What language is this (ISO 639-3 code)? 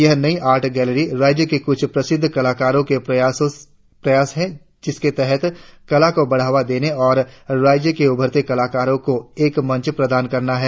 hin